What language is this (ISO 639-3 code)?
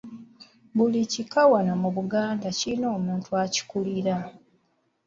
lug